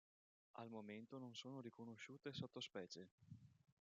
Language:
Italian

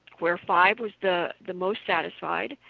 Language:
English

